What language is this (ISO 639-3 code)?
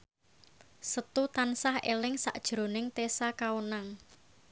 jav